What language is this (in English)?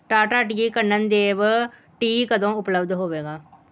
Punjabi